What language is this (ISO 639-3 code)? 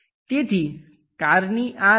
guj